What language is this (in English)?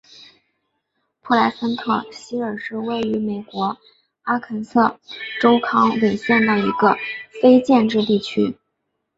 Chinese